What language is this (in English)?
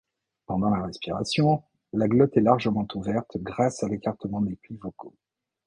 French